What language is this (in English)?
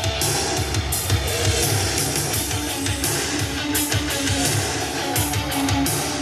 Czech